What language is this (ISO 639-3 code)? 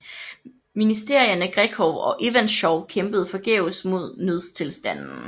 dan